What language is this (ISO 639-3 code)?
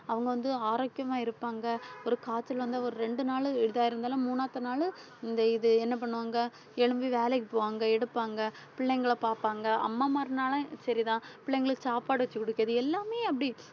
tam